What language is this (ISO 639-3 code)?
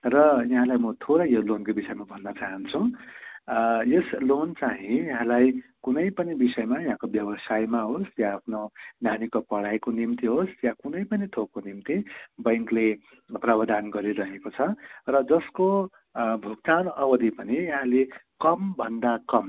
nep